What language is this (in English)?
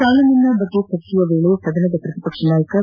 Kannada